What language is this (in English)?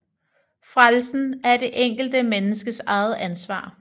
Danish